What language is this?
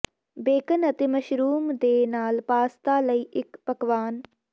Punjabi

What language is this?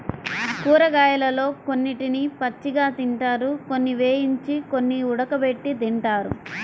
Telugu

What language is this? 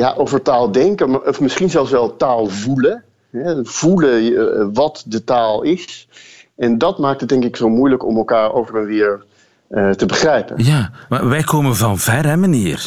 Dutch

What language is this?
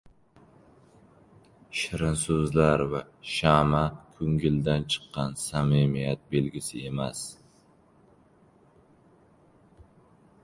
Uzbek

